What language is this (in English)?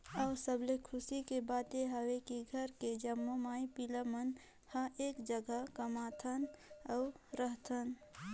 Chhattisgarhi